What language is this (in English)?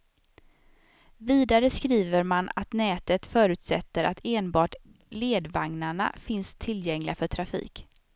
Swedish